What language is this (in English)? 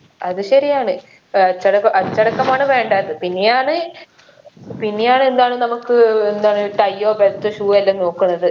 Malayalam